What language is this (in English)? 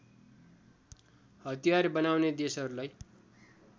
Nepali